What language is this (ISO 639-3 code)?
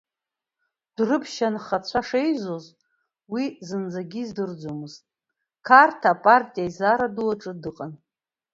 abk